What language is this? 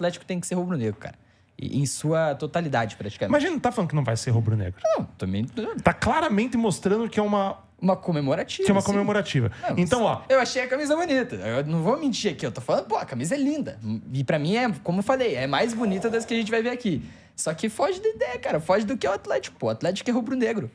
Portuguese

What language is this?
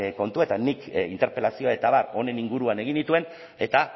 Basque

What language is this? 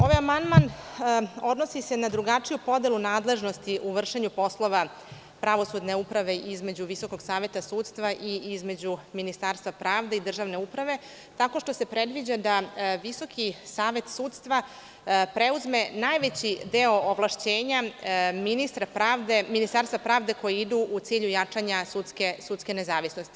Serbian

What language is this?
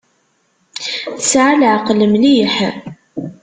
Kabyle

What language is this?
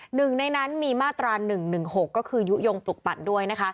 Thai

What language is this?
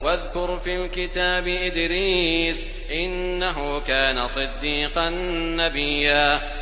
Arabic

